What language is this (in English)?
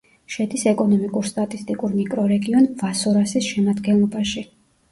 Georgian